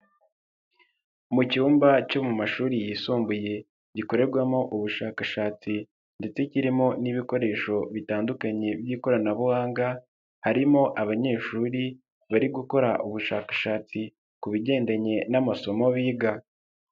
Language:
Kinyarwanda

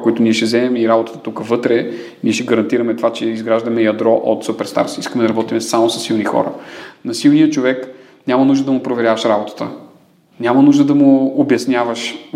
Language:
Bulgarian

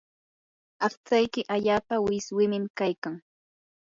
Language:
Yanahuanca Pasco Quechua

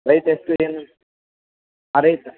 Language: Kannada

